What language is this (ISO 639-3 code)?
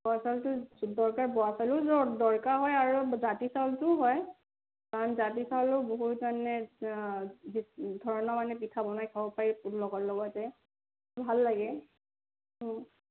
asm